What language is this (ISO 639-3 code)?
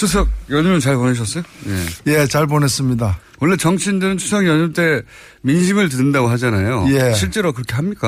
kor